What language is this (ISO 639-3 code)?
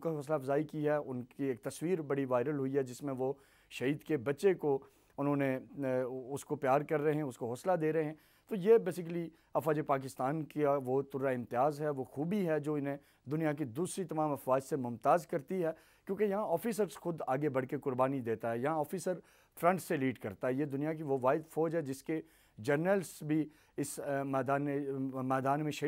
hin